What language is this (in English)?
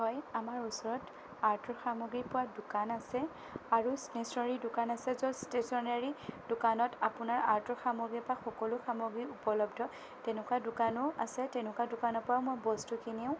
Assamese